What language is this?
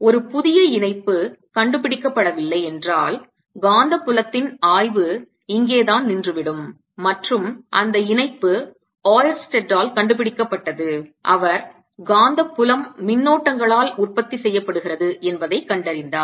Tamil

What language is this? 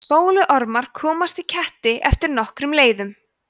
Icelandic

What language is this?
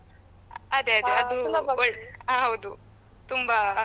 Kannada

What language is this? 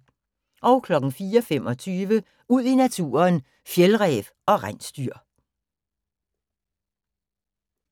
Danish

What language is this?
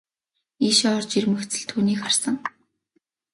Mongolian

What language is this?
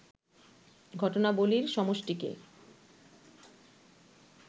Bangla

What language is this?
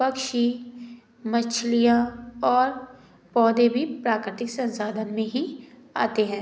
Hindi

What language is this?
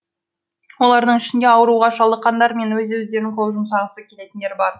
Kazakh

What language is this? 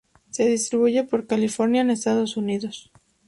Spanish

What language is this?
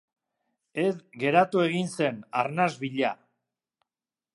Basque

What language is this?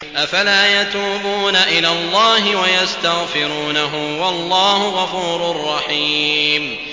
Arabic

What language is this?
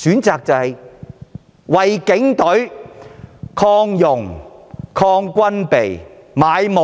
Cantonese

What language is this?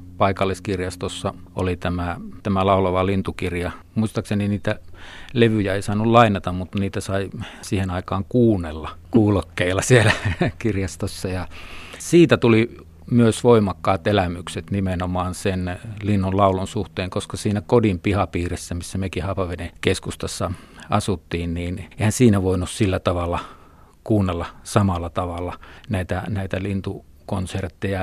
Finnish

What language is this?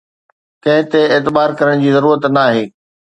Sindhi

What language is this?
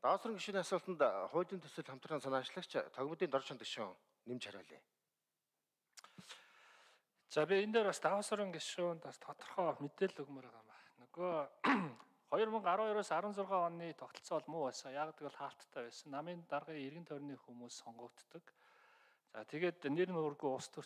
Korean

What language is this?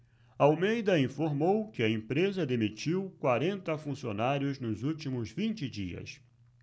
Portuguese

